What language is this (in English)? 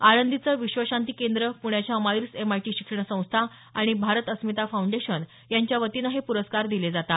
Marathi